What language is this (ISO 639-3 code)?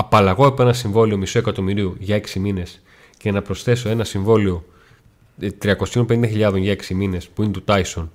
ell